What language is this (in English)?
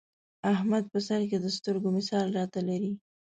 Pashto